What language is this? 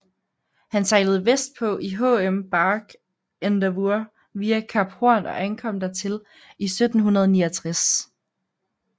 Danish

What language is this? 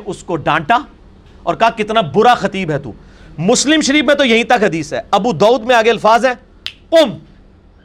Urdu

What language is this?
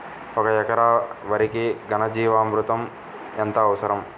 Telugu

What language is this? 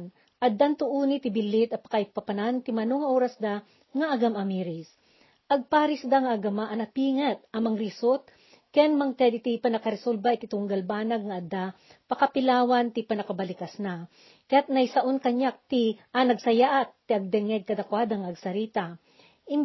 Filipino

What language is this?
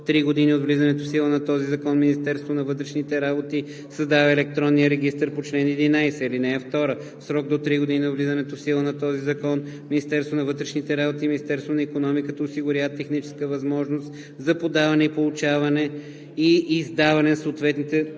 Bulgarian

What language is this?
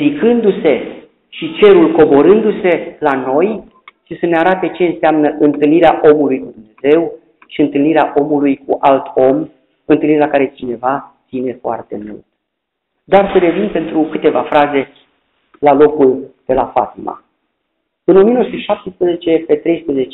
Romanian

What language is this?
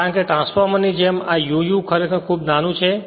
Gujarati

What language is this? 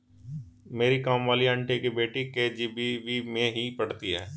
Hindi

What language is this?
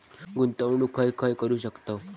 Marathi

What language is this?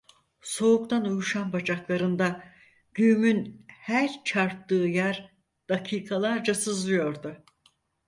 Turkish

